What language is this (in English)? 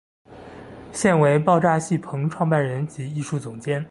Chinese